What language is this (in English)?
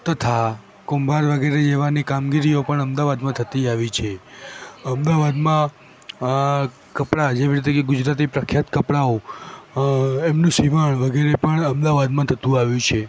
Gujarati